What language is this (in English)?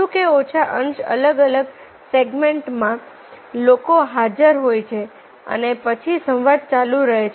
Gujarati